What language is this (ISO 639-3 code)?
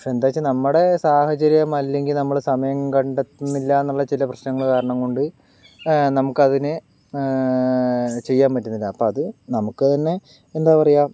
mal